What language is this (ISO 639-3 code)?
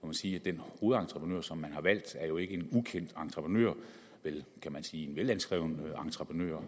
dan